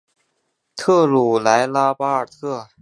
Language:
Chinese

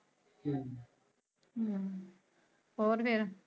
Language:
Punjabi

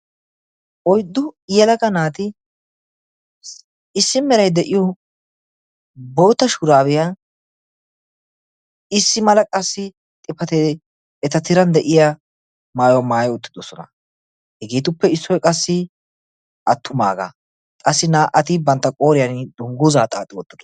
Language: Wolaytta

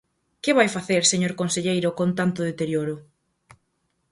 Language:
Galician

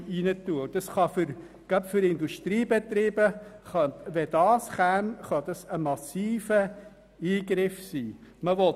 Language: Swiss German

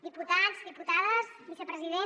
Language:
Catalan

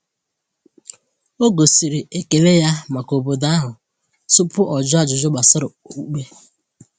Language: Igbo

